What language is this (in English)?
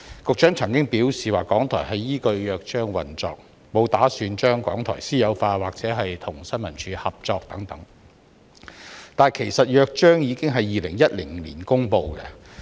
Cantonese